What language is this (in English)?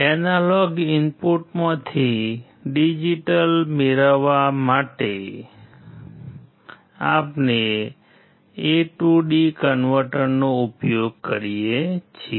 Gujarati